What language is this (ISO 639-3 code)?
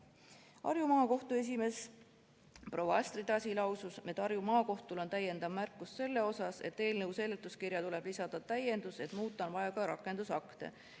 est